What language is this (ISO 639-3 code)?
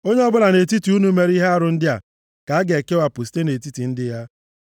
ibo